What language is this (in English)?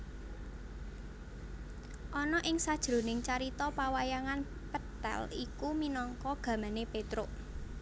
Javanese